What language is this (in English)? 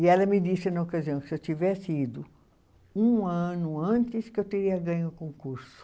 Portuguese